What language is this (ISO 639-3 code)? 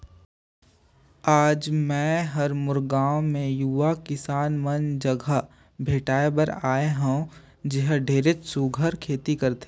hne